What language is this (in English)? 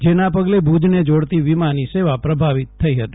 Gujarati